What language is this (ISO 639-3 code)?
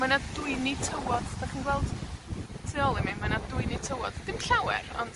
cym